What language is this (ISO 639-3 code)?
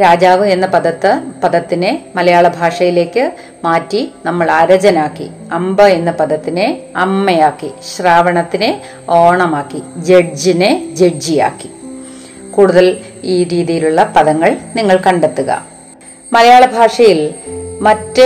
mal